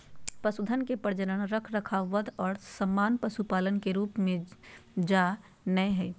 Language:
Magahi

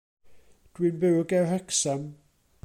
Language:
Welsh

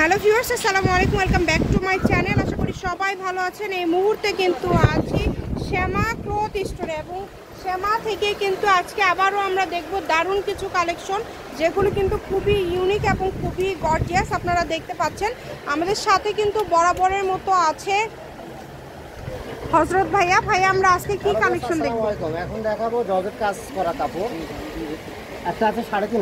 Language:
Bangla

